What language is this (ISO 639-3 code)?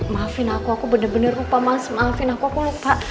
ind